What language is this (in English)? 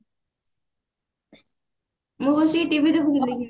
Odia